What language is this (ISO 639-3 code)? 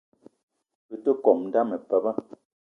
eto